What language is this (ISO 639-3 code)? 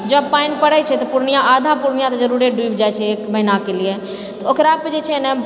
mai